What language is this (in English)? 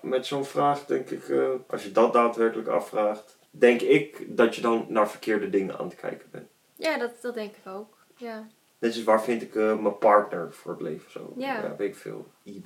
Dutch